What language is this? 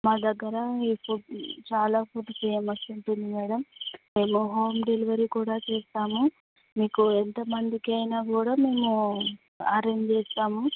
Telugu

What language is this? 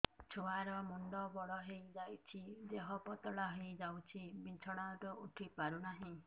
Odia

